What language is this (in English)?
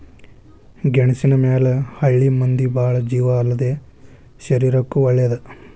Kannada